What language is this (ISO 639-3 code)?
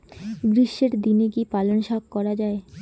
ben